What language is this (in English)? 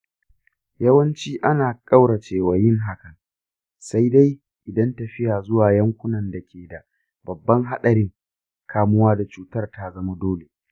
Hausa